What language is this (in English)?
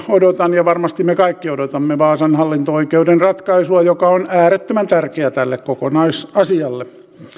Finnish